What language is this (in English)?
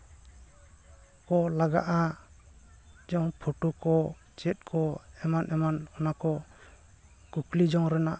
Santali